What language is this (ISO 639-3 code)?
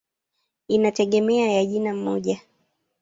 swa